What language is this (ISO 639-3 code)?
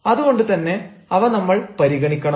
mal